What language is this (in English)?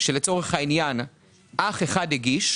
Hebrew